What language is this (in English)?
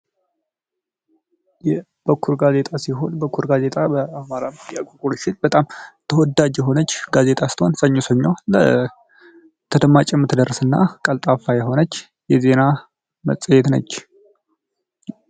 Amharic